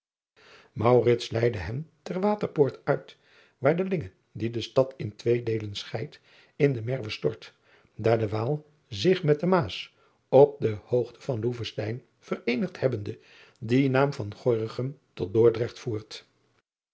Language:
Dutch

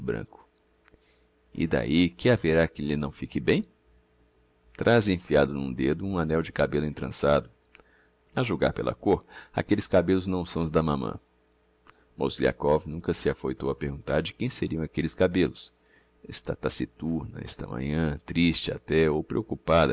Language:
Portuguese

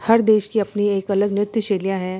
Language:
Hindi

